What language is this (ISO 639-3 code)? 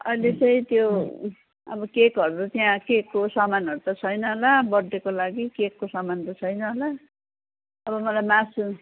nep